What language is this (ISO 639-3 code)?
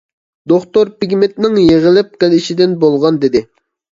uig